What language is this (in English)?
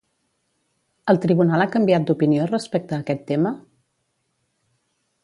Catalan